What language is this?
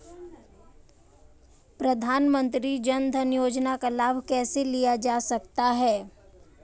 Hindi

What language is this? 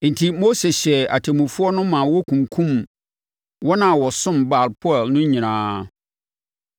Akan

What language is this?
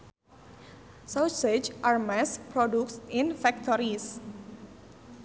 Sundanese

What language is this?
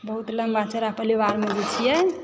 Maithili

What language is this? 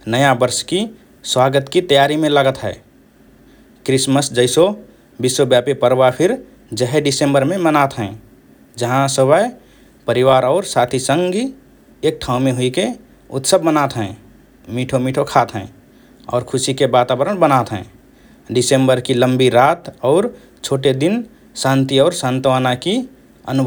Rana Tharu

